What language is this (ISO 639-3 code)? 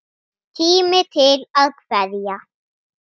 isl